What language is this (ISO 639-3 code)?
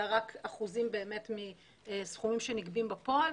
heb